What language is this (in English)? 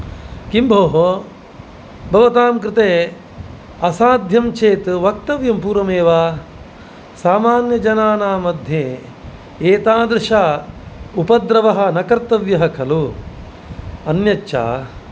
Sanskrit